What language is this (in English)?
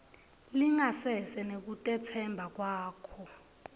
Swati